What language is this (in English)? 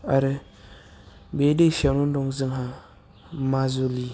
Bodo